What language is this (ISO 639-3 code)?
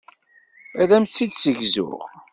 kab